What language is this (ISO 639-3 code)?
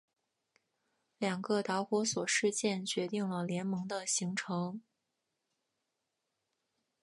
zho